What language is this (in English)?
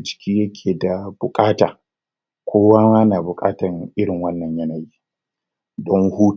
Hausa